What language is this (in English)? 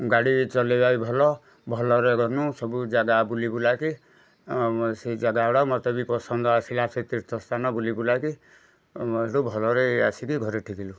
Odia